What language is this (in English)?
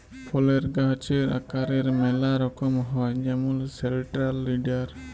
Bangla